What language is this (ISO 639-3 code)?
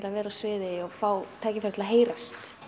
isl